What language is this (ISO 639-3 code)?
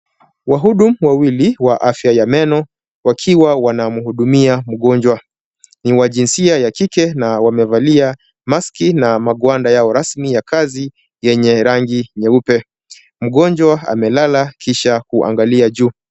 swa